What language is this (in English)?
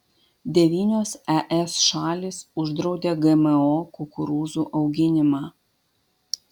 Lithuanian